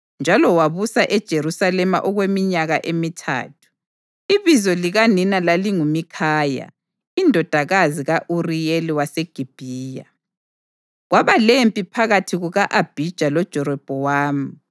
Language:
North Ndebele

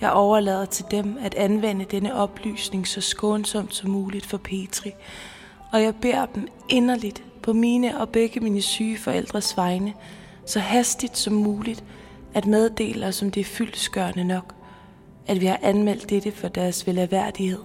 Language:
Danish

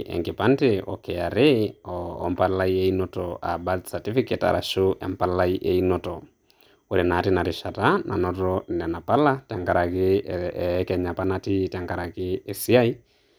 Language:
Masai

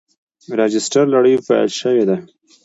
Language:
Pashto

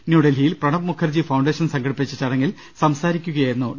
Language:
Malayalam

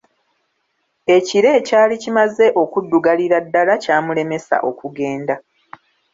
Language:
Ganda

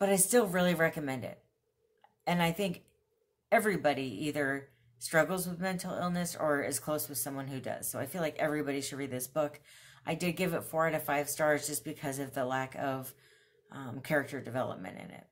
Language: English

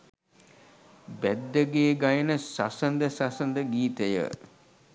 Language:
Sinhala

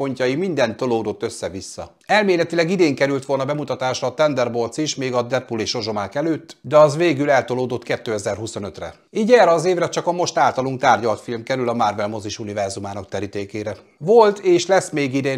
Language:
Hungarian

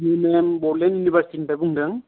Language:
Bodo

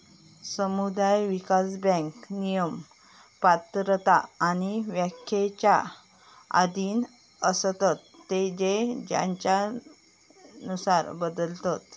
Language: Marathi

